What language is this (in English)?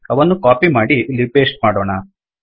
Kannada